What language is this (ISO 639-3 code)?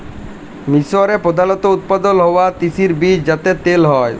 ben